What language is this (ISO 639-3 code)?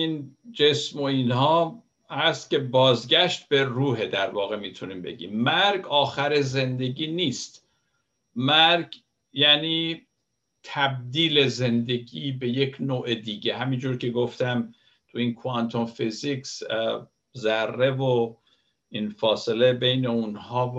fas